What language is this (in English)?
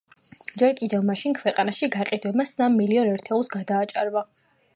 Georgian